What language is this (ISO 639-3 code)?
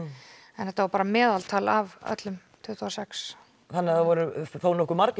isl